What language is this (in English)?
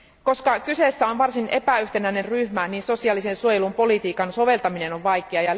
Finnish